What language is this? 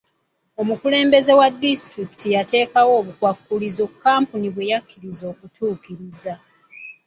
Ganda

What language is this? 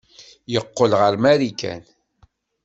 Kabyle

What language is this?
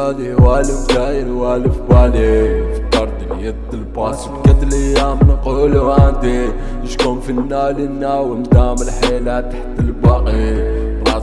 Arabic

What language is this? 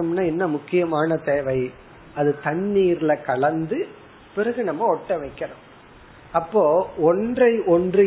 Tamil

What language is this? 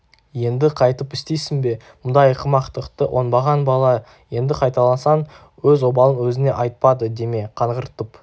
Kazakh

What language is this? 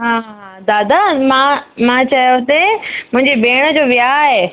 Sindhi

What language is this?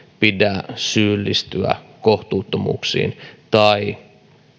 Finnish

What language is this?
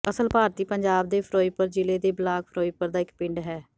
Punjabi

